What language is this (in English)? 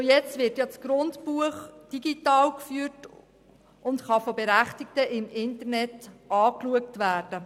Swiss German